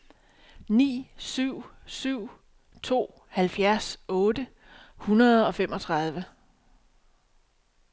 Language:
Danish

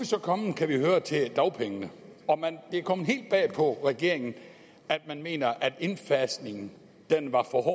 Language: Danish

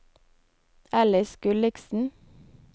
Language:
Norwegian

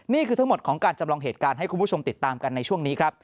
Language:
Thai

